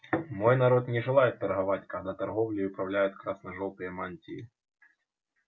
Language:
Russian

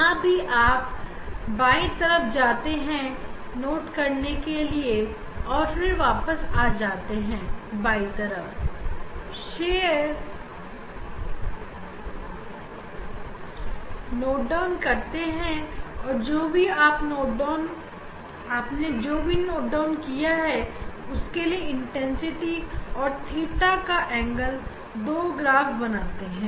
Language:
Hindi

